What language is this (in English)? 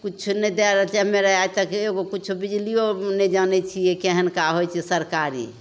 Maithili